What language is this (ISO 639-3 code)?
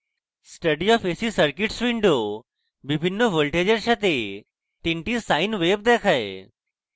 ben